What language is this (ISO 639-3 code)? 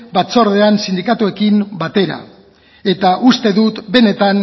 eus